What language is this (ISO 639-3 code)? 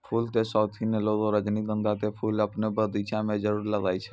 mai